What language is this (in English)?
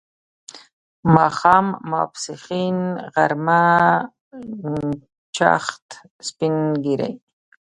Pashto